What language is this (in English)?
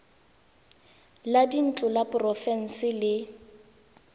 Tswana